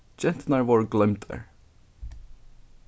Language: Faroese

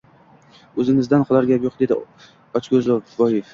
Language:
Uzbek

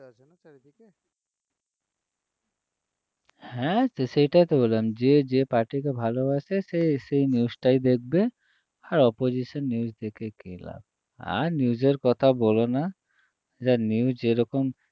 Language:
Bangla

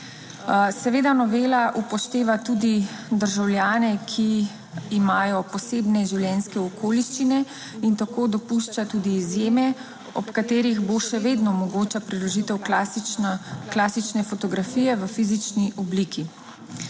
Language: Slovenian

